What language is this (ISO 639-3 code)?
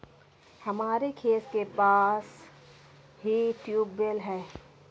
hin